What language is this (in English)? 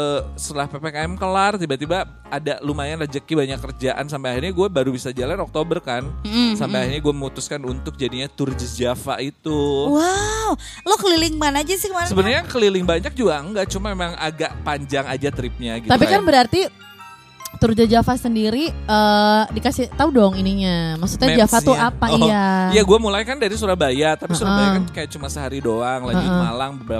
Indonesian